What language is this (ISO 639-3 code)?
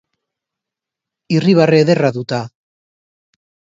eus